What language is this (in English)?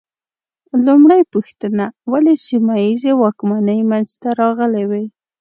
Pashto